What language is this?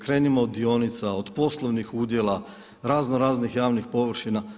Croatian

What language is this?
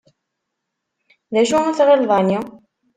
Kabyle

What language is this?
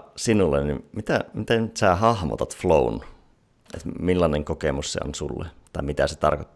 Finnish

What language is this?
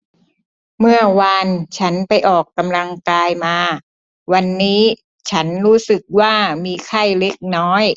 Thai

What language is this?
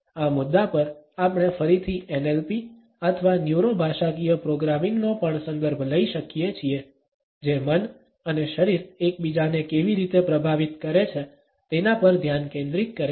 Gujarati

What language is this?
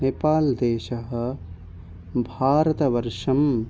Sanskrit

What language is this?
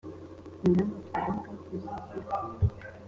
Kinyarwanda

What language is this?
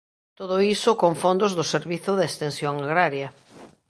Galician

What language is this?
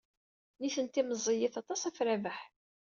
Kabyle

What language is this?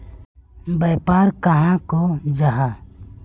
Magahi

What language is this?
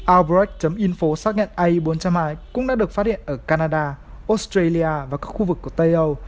Vietnamese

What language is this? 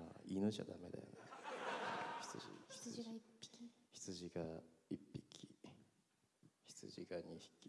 Japanese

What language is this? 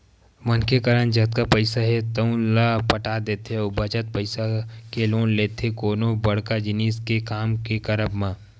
Chhattisgarhi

